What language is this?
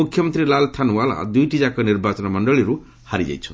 Odia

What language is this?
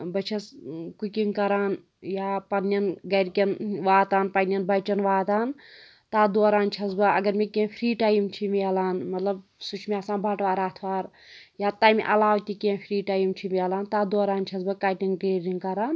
Kashmiri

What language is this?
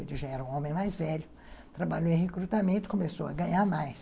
Portuguese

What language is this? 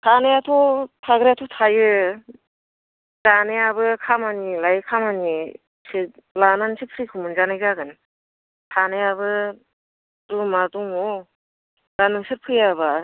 Bodo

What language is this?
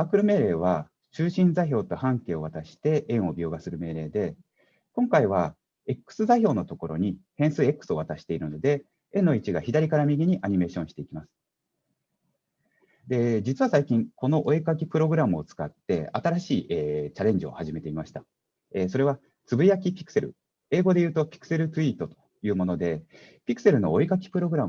Japanese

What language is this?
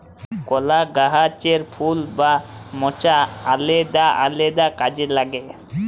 Bangla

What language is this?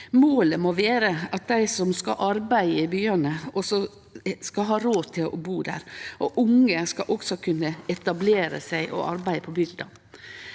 Norwegian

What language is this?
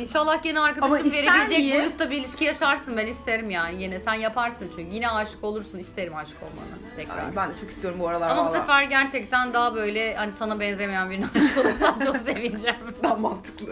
Turkish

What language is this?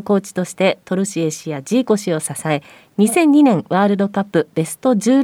Japanese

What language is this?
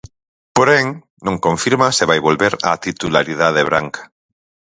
Galician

